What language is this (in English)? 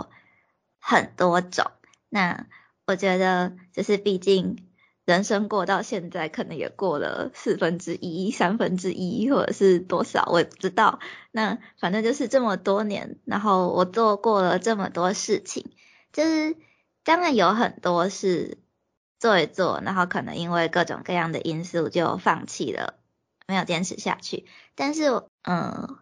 Chinese